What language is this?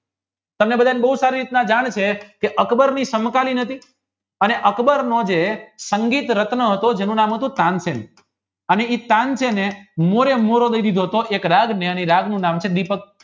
Gujarati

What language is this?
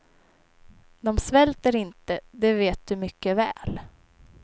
Swedish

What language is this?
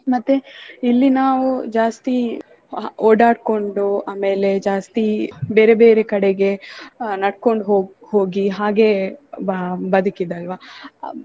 Kannada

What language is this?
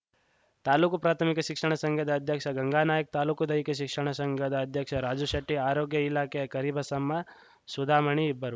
Kannada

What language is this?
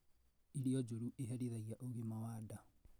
Kikuyu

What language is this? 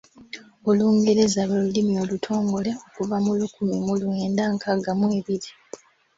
Ganda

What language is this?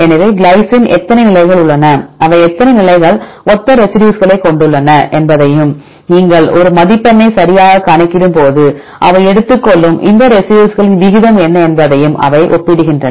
Tamil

